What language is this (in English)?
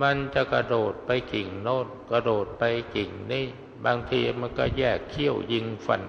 Thai